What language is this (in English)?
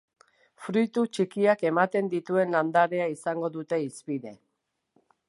Basque